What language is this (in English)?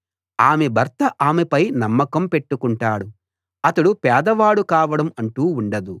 Telugu